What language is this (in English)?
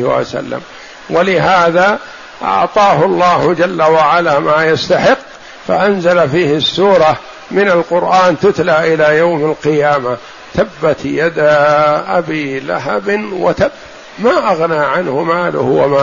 Arabic